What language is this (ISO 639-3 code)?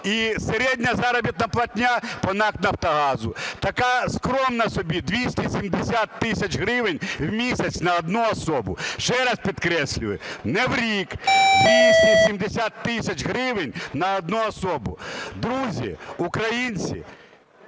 ukr